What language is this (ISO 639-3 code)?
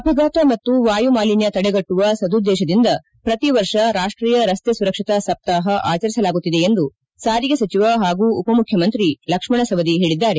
kan